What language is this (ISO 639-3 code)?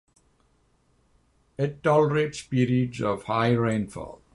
eng